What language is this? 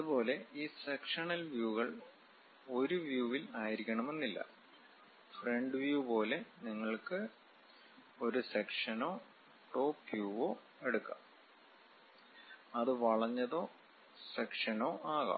Malayalam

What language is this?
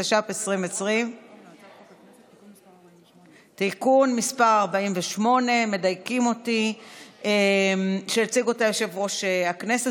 Hebrew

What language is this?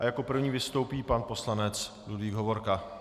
Czech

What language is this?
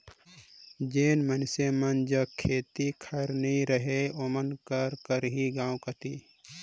Chhattisgarhi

